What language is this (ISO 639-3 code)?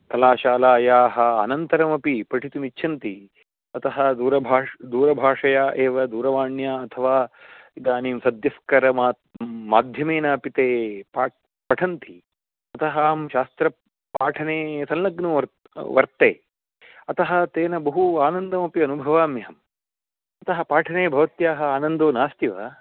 san